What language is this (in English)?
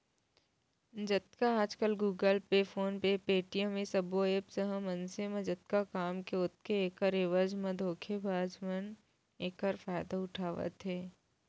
Chhattisgarhi